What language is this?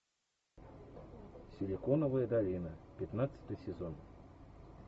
Russian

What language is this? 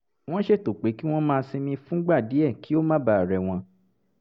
Yoruba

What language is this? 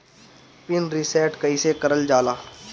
Bhojpuri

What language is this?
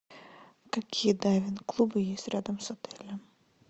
Russian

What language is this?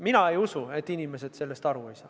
Estonian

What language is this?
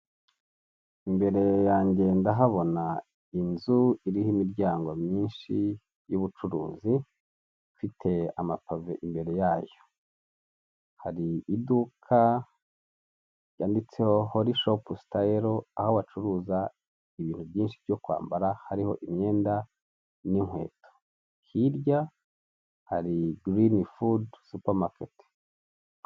Kinyarwanda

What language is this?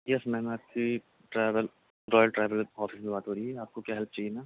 Urdu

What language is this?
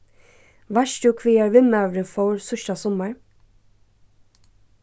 Faroese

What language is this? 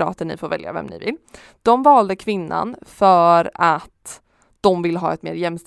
Swedish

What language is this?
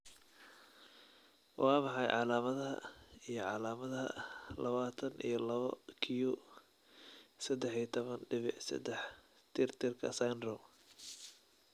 Somali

